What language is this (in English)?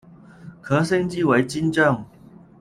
Chinese